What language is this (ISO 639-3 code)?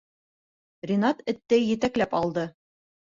bak